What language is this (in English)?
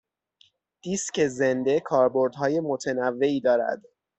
Persian